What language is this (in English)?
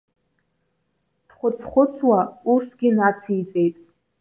Abkhazian